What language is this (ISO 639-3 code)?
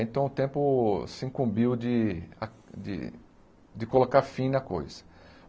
por